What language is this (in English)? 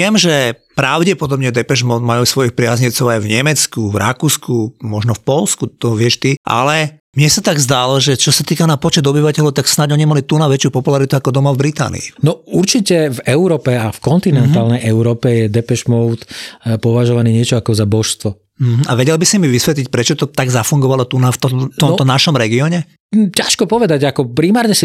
Slovak